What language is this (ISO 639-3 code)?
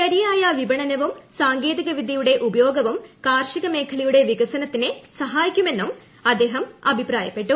mal